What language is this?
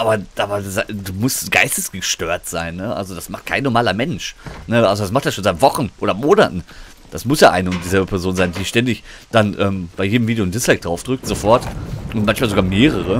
German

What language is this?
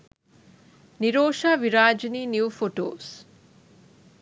Sinhala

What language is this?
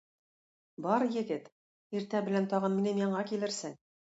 Tatar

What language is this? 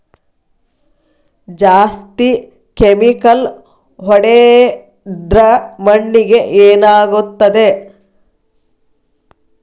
Kannada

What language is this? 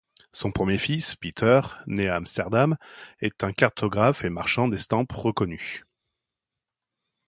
French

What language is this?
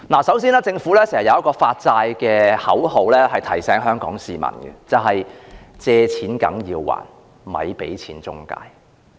Cantonese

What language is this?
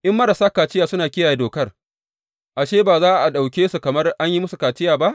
Hausa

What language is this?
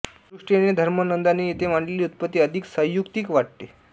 Marathi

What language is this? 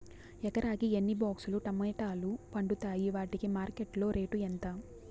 Telugu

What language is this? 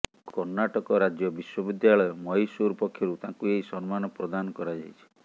Odia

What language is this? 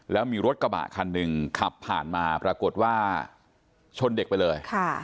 Thai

